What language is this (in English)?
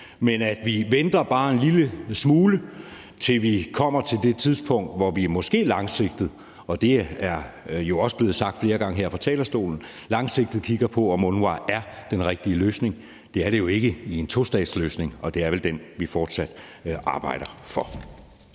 Danish